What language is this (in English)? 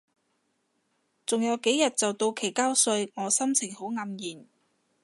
Cantonese